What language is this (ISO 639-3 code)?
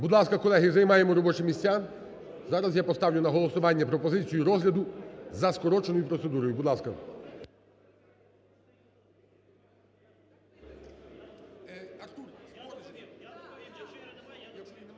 ukr